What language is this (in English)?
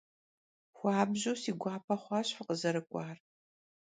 Kabardian